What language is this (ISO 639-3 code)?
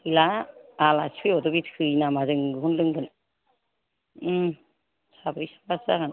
brx